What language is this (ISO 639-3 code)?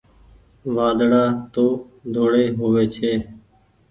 gig